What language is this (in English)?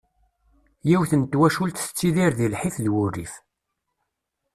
Kabyle